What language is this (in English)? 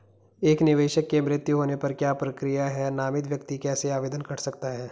Hindi